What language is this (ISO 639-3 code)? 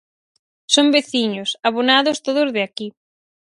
glg